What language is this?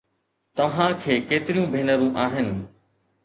Sindhi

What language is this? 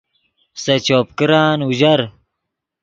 Yidgha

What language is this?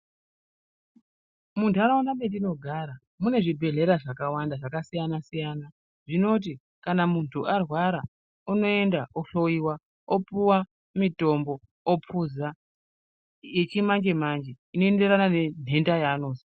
Ndau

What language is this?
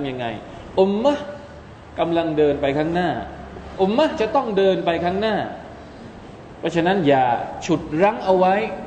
Thai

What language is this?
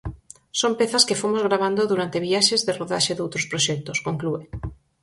Galician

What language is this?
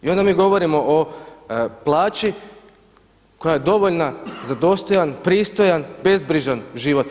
Croatian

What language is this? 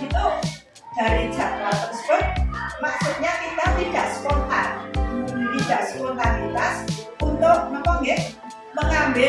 Indonesian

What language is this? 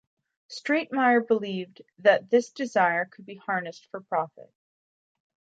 English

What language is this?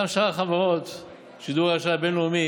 Hebrew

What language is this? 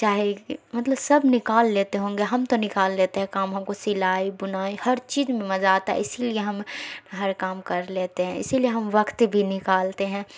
Urdu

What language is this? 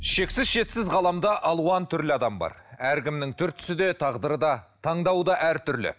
Kazakh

